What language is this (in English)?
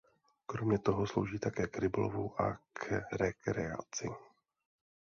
Czech